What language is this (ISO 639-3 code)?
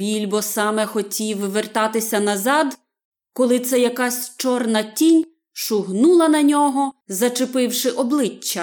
ukr